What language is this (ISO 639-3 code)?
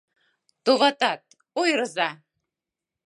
chm